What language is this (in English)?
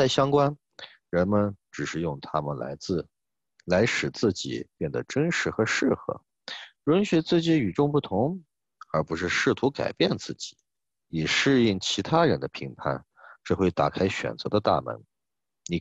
Chinese